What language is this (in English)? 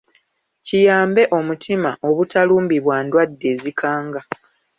Ganda